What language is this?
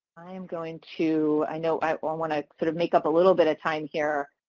English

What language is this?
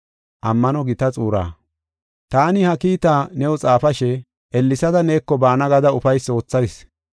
Gofa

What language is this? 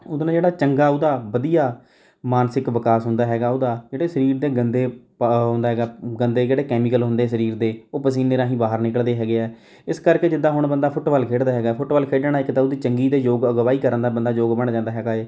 Punjabi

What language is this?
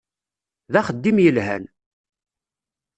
Kabyle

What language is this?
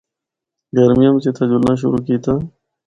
Northern Hindko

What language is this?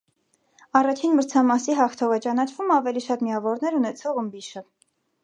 Armenian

